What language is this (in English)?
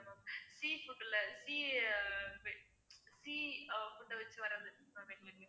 Tamil